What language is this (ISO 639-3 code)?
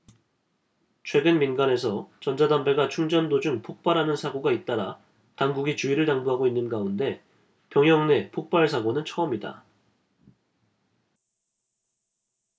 kor